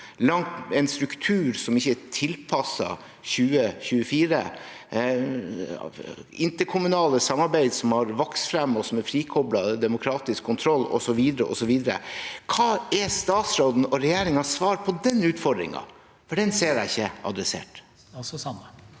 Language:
Norwegian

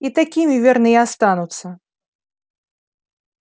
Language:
Russian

